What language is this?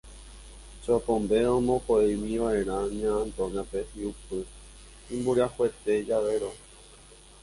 Guarani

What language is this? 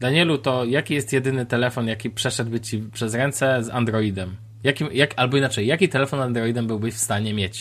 Polish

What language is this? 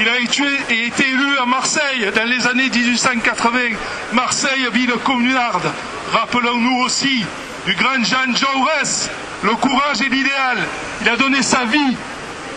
French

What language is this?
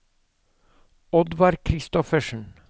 Norwegian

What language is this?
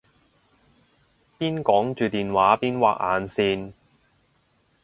Cantonese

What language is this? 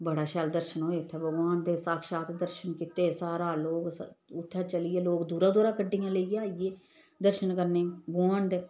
Dogri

